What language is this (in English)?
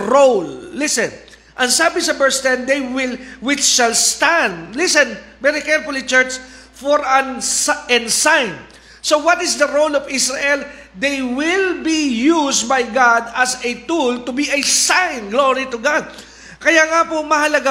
Filipino